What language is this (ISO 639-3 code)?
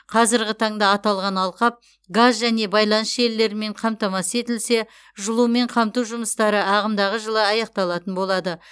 kaz